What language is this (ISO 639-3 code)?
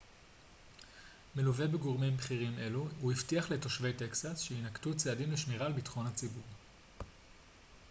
heb